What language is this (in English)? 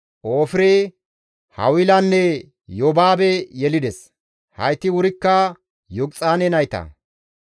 Gamo